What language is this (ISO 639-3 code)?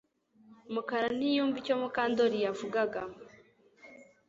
kin